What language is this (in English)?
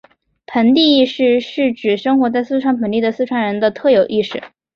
Chinese